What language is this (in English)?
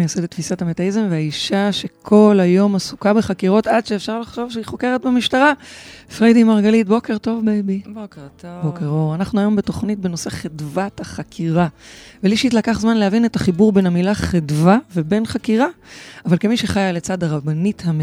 Hebrew